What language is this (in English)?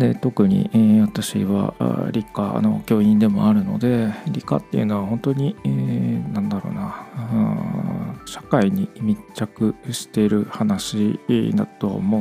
Japanese